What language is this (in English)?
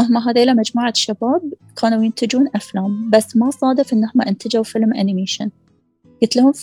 Arabic